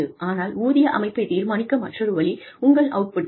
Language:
Tamil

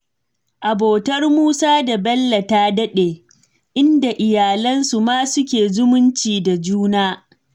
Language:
Hausa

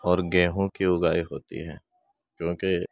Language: Urdu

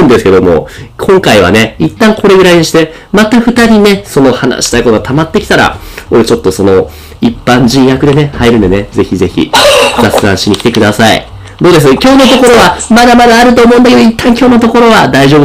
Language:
Japanese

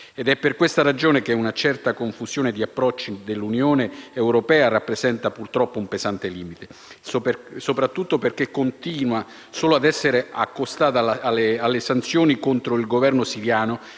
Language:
Italian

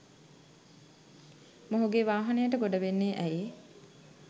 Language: Sinhala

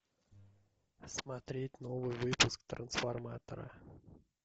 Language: Russian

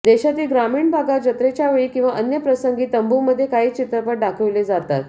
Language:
Marathi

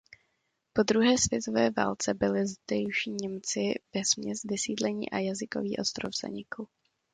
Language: Czech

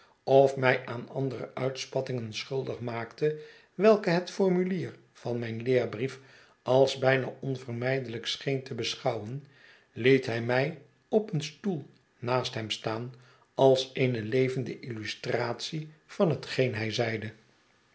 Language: Dutch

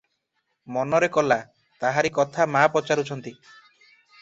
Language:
Odia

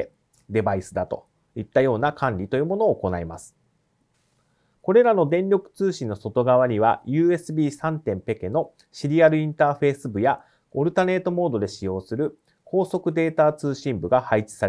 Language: Japanese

